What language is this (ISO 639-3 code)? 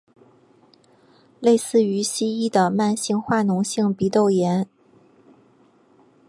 zho